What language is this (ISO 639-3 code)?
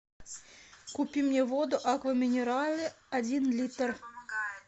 rus